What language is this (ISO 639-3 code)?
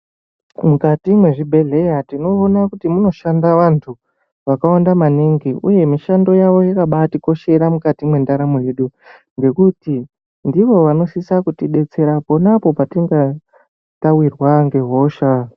ndc